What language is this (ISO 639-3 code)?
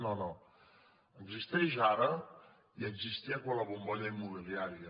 cat